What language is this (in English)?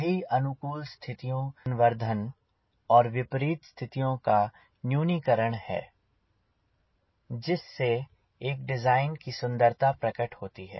Hindi